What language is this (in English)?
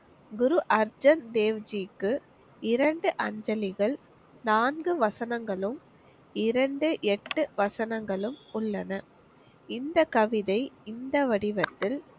Tamil